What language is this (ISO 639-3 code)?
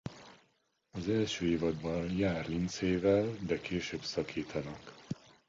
hun